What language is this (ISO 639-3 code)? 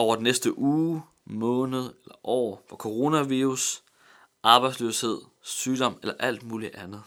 dan